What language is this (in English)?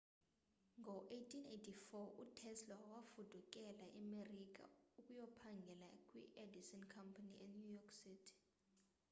Xhosa